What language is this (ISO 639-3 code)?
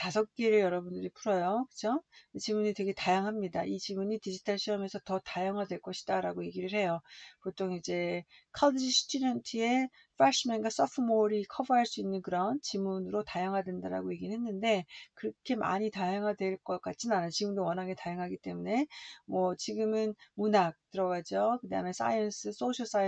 kor